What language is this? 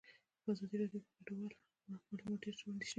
Pashto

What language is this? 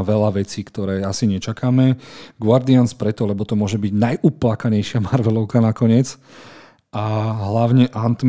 Slovak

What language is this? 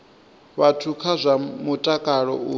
Venda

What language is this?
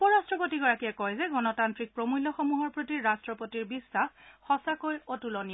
Assamese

